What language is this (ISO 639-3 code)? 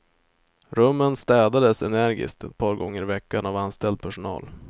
swe